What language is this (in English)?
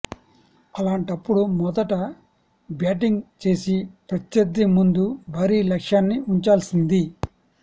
Telugu